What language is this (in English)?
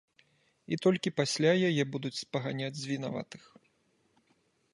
Belarusian